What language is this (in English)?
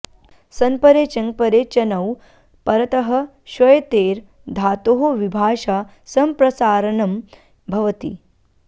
Sanskrit